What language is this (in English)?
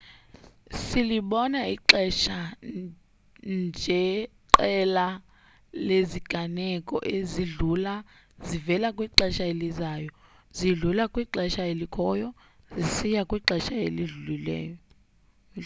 Xhosa